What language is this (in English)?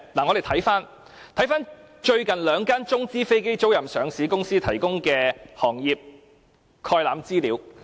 Cantonese